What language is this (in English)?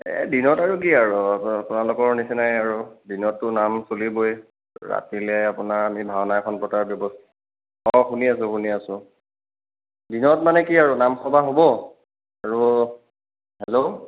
Assamese